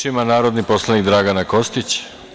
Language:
Serbian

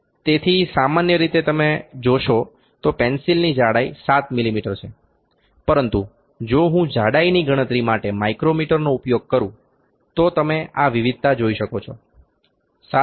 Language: Gujarati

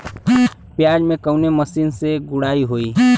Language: Bhojpuri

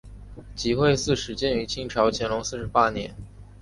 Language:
Chinese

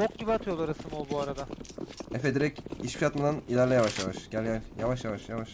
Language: Turkish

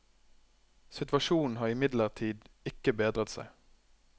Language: Norwegian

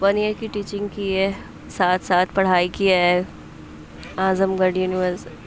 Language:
Urdu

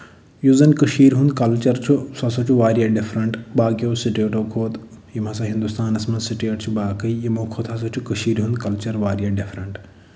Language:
Kashmiri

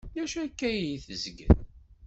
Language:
Kabyle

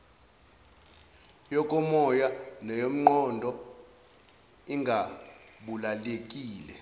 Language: Zulu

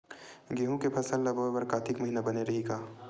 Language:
Chhattisgarhi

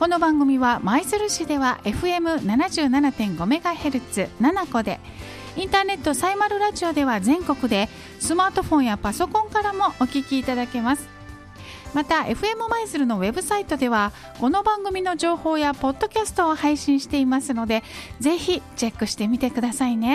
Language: Japanese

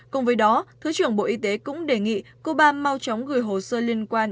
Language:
Vietnamese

